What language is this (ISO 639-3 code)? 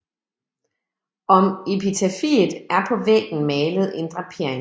dan